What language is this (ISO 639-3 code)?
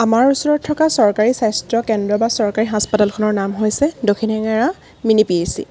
asm